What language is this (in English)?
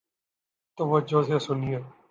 Urdu